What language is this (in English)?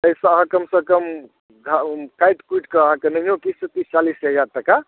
Maithili